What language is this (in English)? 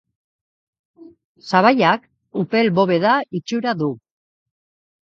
Basque